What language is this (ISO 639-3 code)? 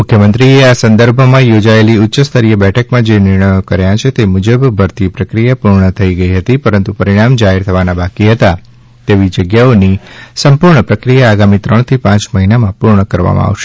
guj